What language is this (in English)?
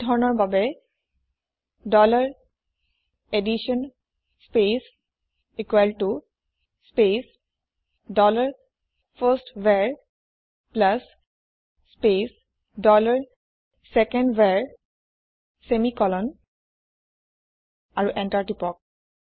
Assamese